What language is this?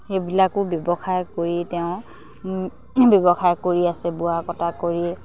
Assamese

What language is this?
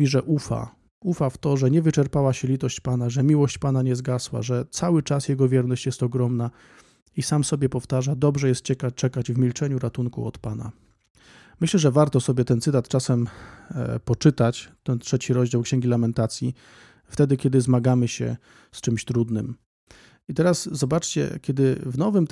Polish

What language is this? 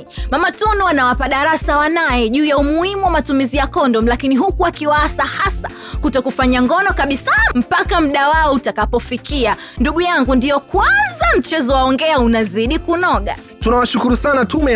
Swahili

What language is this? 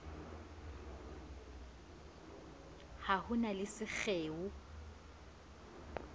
Southern Sotho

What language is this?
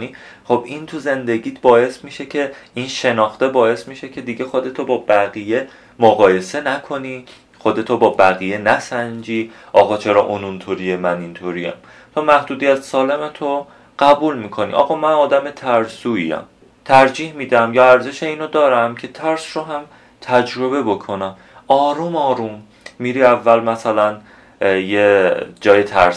Persian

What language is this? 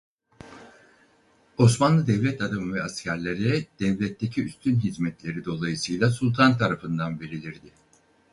Turkish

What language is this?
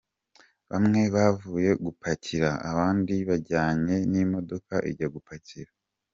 Kinyarwanda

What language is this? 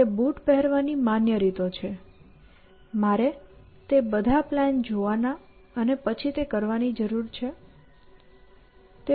Gujarati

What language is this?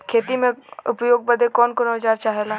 Bhojpuri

